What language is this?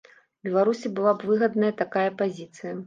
Belarusian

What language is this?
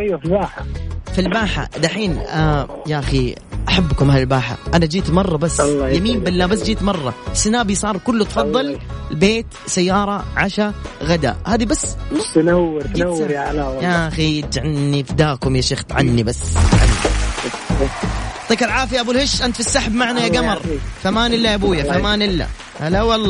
Arabic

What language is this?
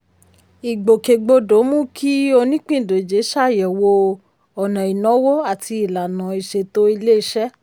Yoruba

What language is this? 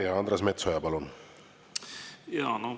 Estonian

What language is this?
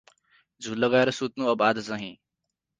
Nepali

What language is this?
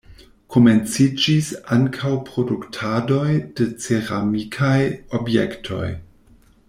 Esperanto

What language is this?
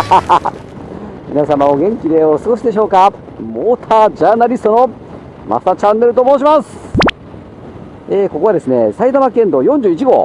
Japanese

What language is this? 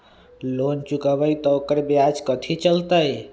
Magahi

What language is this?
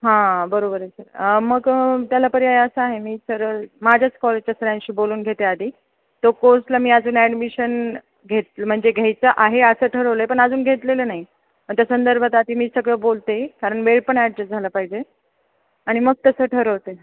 Marathi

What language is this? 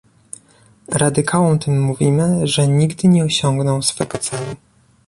Polish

